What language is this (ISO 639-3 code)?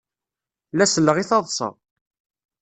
kab